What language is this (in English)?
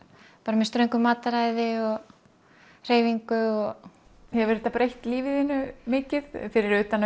Icelandic